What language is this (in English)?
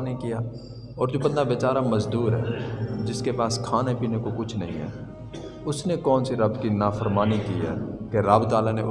Urdu